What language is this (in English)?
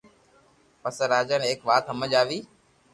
Loarki